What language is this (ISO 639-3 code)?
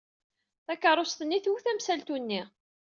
kab